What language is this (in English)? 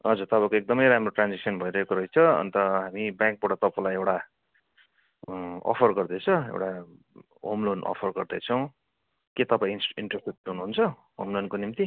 Nepali